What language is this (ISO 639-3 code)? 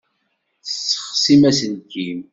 kab